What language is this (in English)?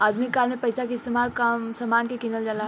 Bhojpuri